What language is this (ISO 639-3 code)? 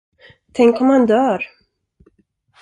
swe